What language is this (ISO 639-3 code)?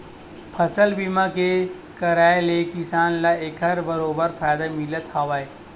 hne